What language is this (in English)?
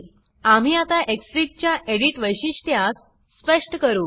Marathi